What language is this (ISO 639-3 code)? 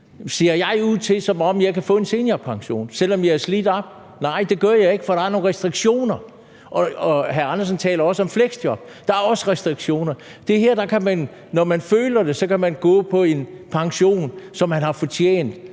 dan